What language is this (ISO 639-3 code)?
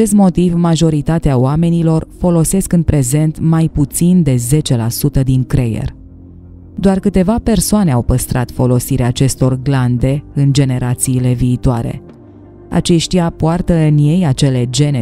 ron